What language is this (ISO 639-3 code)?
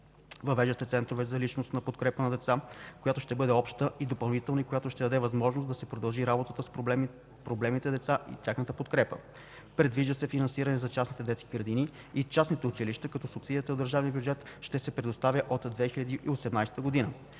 bul